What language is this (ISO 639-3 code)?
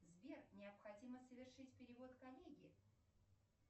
rus